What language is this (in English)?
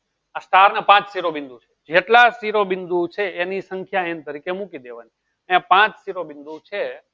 Gujarati